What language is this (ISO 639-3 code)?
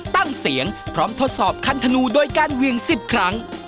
tha